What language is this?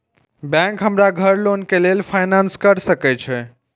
Maithili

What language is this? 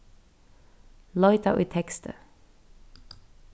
Faroese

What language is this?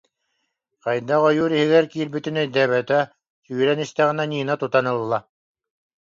Yakut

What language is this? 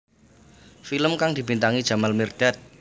Javanese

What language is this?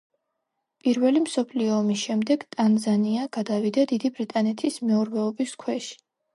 Georgian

